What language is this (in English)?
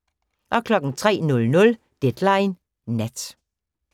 Danish